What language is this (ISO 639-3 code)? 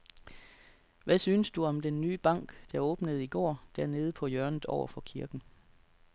dan